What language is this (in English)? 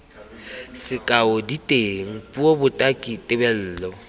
Tswana